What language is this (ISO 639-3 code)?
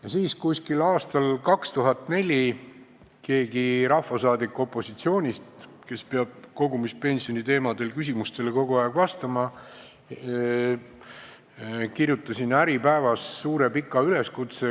est